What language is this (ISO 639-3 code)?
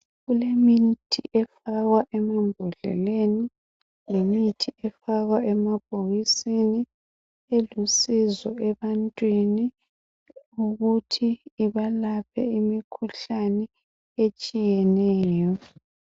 nde